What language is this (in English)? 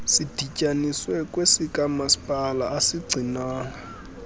Xhosa